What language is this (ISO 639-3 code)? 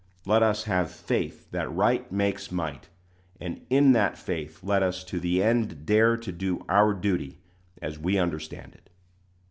eng